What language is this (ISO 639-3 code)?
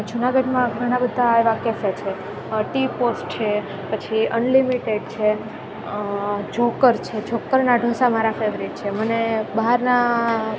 guj